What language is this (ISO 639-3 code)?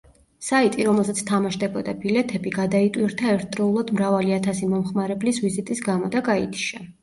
kat